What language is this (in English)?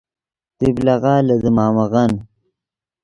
Yidgha